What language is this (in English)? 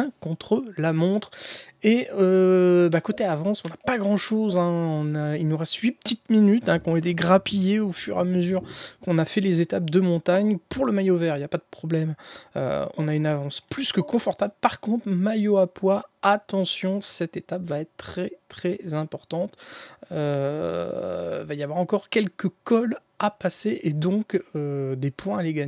French